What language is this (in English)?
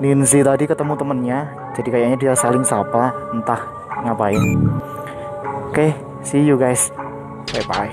Indonesian